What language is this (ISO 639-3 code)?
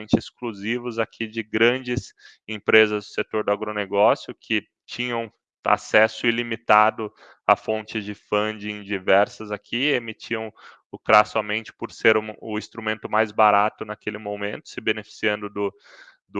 por